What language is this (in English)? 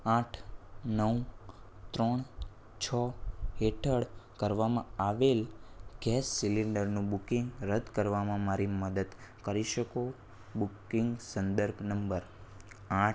Gujarati